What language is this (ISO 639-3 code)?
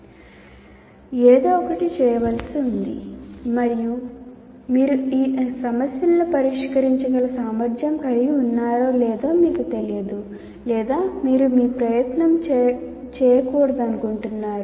tel